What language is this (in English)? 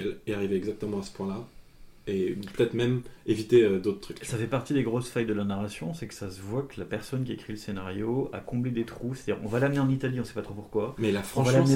French